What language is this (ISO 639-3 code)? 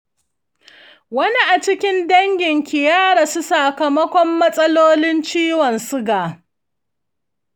hau